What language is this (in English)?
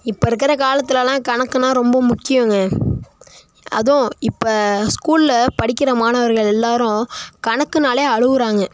Tamil